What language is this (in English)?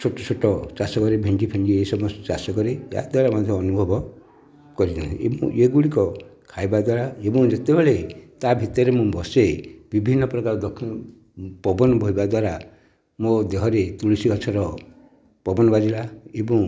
Odia